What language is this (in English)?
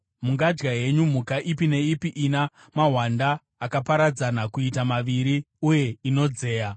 Shona